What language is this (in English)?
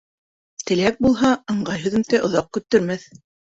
Bashkir